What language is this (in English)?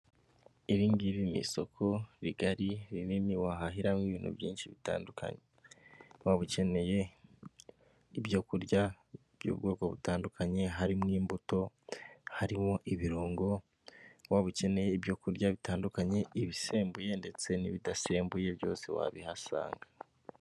Kinyarwanda